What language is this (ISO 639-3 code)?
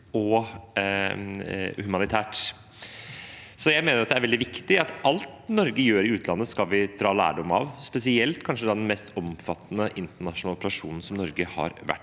nor